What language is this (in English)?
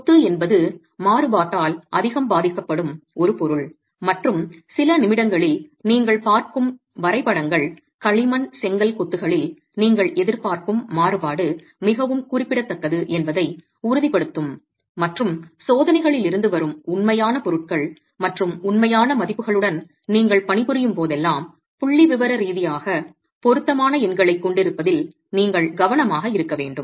Tamil